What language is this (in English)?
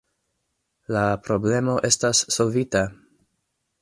Esperanto